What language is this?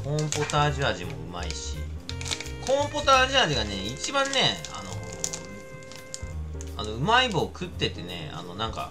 Japanese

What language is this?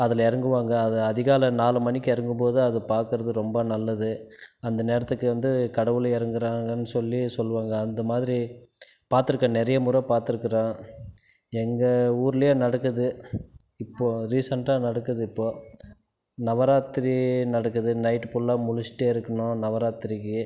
Tamil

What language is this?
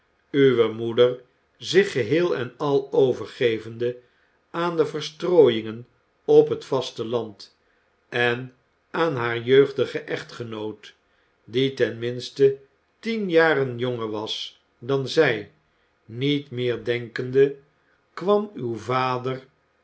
Dutch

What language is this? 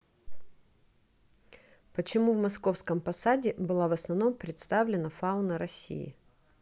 Russian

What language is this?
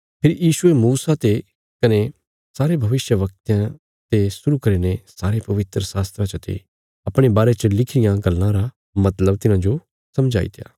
Bilaspuri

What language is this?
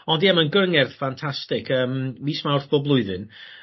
Welsh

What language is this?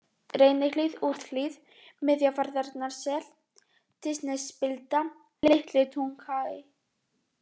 Icelandic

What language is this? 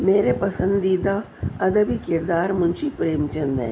Urdu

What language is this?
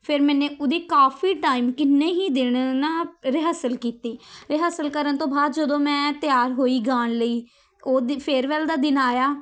Punjabi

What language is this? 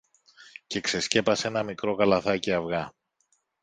Greek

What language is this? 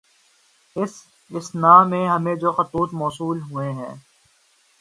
Urdu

